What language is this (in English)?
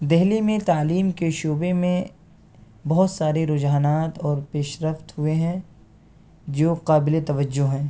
Urdu